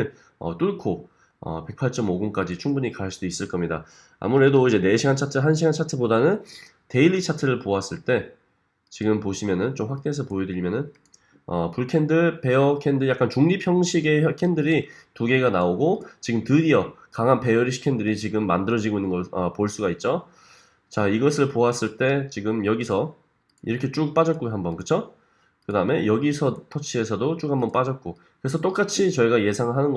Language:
Korean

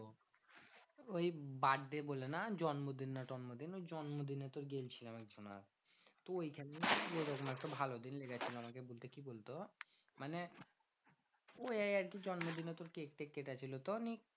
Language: Bangla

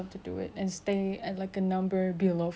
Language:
English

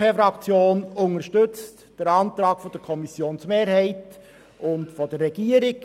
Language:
Swiss German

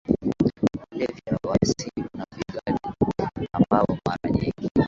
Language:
Swahili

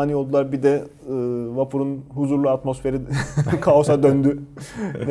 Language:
Turkish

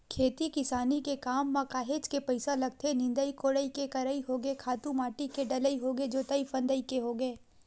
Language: Chhattisgarhi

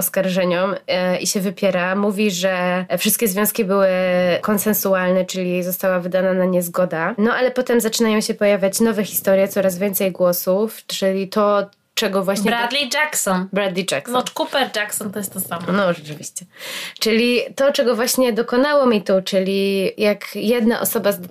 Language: Polish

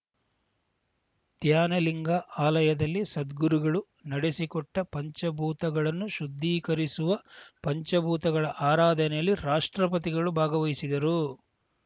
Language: Kannada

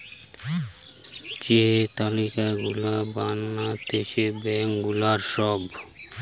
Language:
Bangla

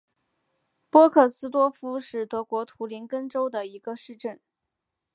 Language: Chinese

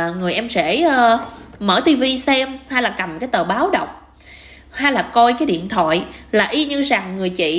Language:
Vietnamese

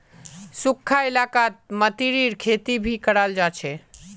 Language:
Magahi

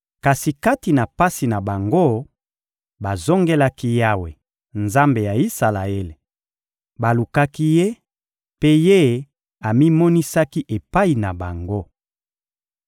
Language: Lingala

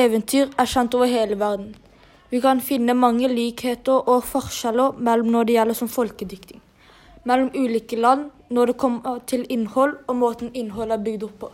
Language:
Amharic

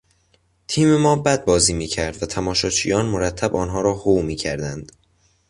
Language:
Persian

